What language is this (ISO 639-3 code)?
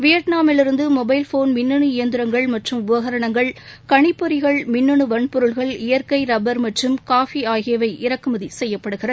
tam